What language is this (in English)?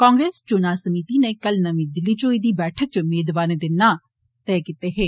Dogri